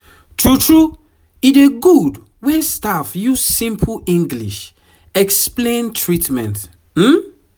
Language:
Nigerian Pidgin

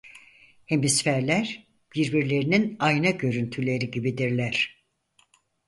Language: Turkish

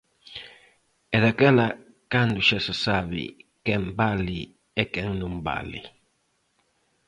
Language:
Galician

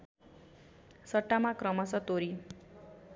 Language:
Nepali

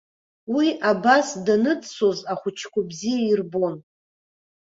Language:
Abkhazian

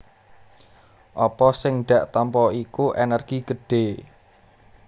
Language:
Javanese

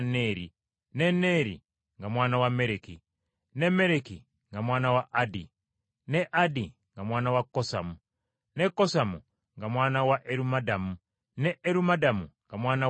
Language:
Ganda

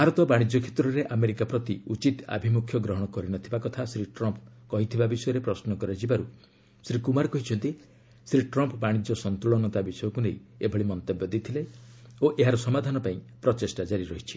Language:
Odia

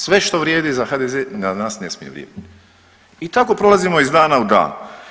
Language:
Croatian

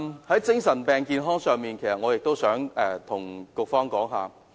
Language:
Cantonese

